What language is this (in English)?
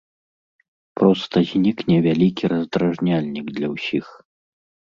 Belarusian